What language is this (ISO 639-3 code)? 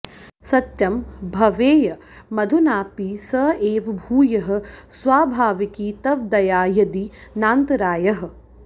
san